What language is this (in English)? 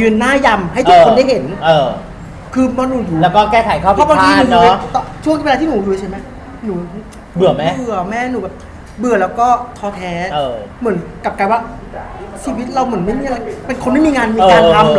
Thai